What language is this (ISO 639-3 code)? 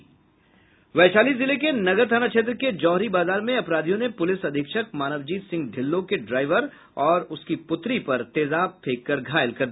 hin